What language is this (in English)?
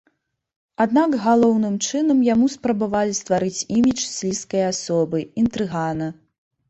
Belarusian